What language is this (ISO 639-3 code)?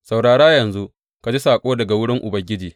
hau